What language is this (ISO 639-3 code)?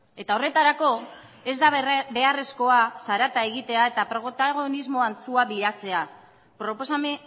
eus